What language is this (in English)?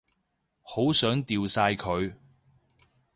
Cantonese